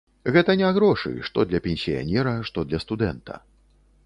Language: Belarusian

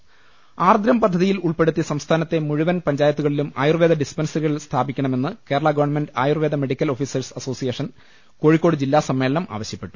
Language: Malayalam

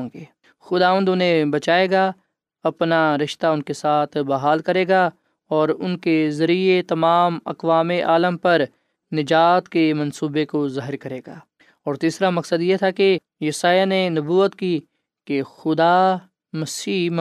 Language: Urdu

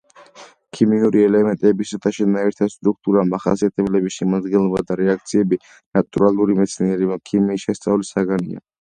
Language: Georgian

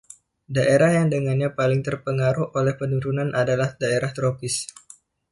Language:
Indonesian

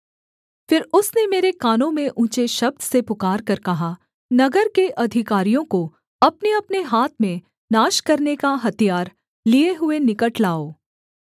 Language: Hindi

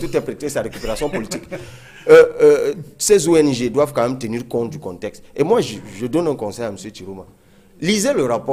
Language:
French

